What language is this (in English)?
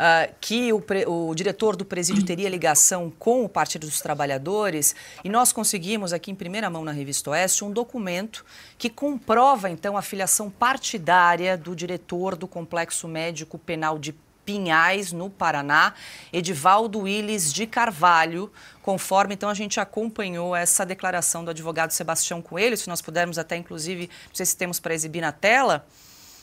Portuguese